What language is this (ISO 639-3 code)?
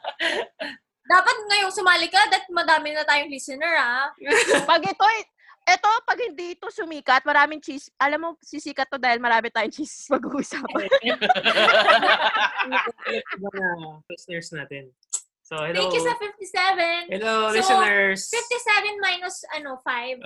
fil